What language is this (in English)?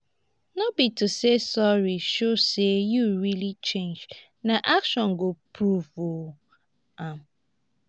Nigerian Pidgin